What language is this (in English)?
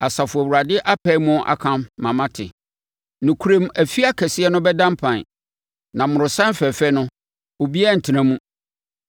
Akan